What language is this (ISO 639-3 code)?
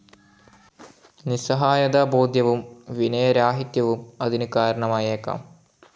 mal